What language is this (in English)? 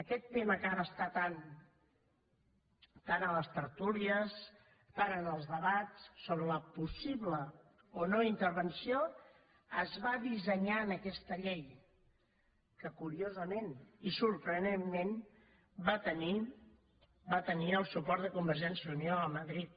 Catalan